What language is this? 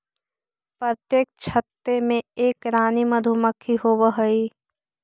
Magahi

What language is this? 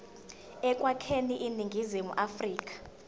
Zulu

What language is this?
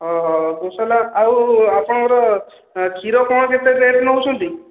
Odia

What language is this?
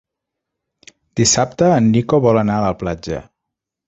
Catalan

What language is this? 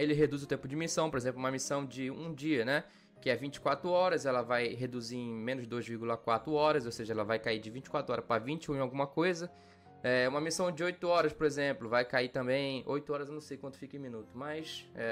Portuguese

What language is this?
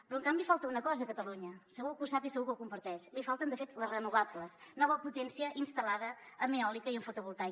Catalan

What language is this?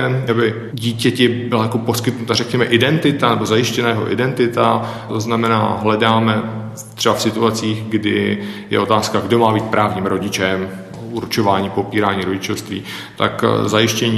Czech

